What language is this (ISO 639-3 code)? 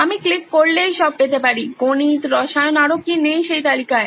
ben